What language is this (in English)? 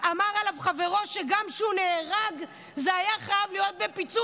Hebrew